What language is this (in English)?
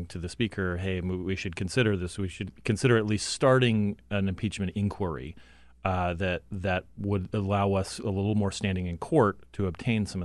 English